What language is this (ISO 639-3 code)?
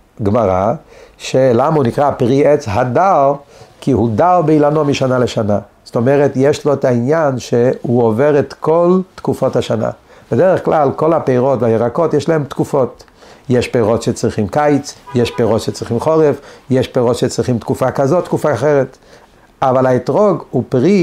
heb